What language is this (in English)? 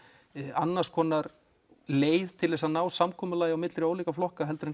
Icelandic